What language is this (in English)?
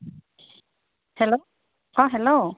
Assamese